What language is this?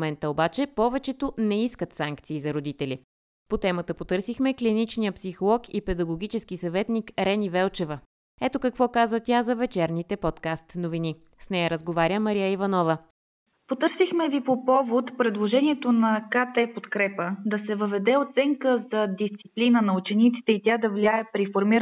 Bulgarian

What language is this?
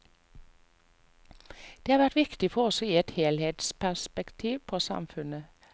Norwegian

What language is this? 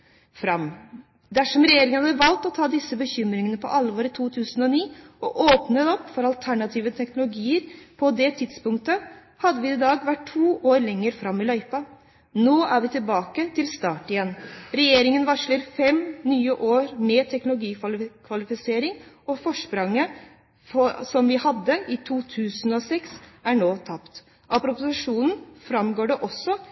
Norwegian Bokmål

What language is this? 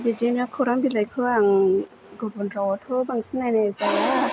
Bodo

